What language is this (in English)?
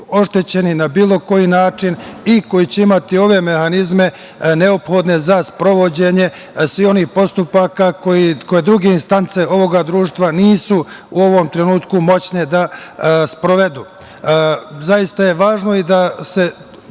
Serbian